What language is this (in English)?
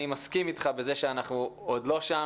Hebrew